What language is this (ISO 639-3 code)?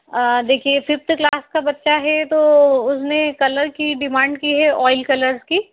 hin